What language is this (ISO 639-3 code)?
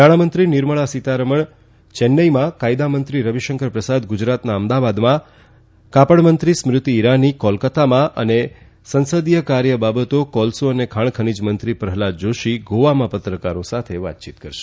guj